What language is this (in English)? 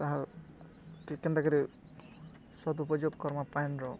Odia